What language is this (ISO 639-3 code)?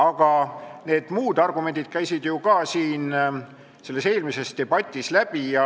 est